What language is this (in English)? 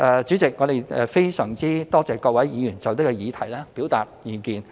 Cantonese